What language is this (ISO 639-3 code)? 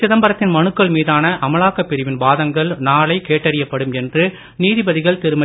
tam